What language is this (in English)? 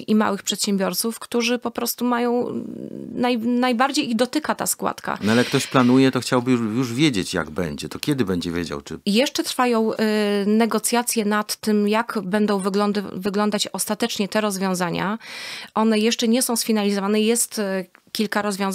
Polish